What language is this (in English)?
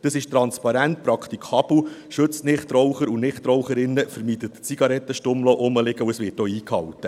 Swiss German